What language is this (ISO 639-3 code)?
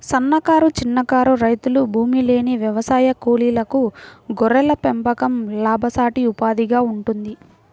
tel